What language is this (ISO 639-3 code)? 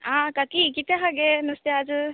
kok